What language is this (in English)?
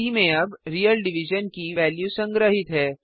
Hindi